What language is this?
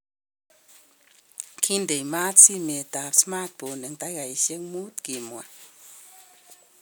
Kalenjin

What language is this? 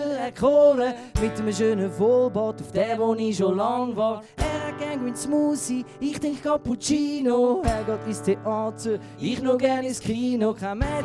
Dutch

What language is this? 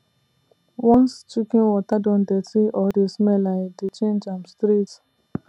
Nigerian Pidgin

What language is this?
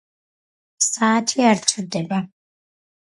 Georgian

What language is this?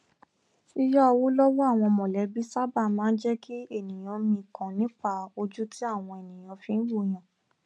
Yoruba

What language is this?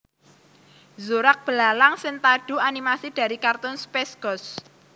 Javanese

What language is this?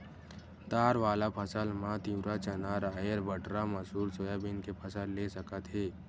Chhattisgarhi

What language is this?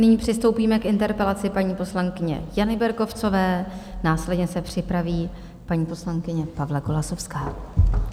Czech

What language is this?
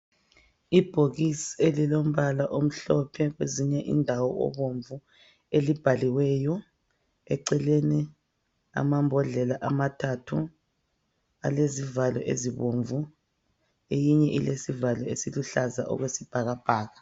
North Ndebele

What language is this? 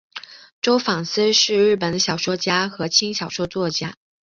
Chinese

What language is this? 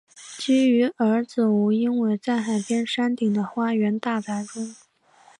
Chinese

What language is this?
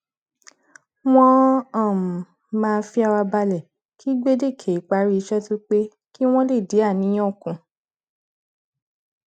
Yoruba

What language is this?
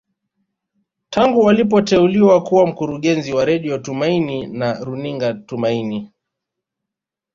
Swahili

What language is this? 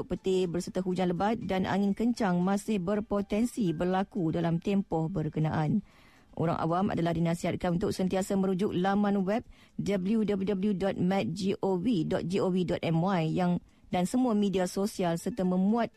Malay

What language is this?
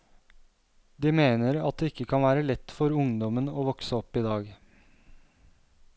Norwegian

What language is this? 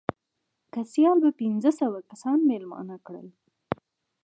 Pashto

